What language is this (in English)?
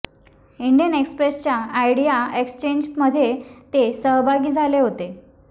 Marathi